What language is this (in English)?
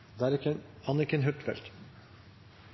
Norwegian Nynorsk